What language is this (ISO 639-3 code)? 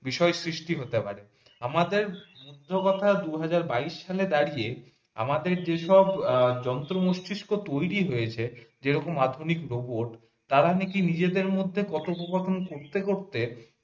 ben